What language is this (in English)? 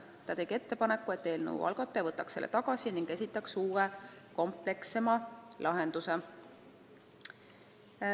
Estonian